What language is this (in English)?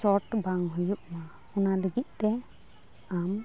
Santali